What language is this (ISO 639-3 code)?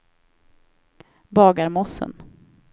swe